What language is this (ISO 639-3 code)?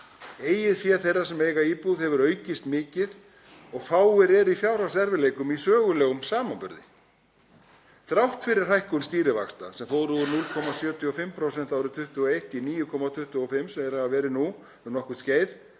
isl